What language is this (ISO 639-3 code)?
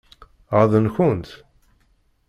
kab